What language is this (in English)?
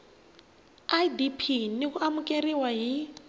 Tsonga